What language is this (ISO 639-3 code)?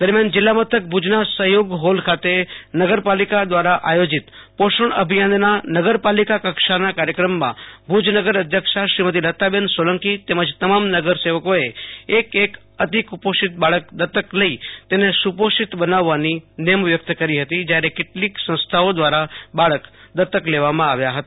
guj